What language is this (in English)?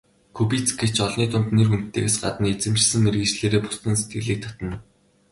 Mongolian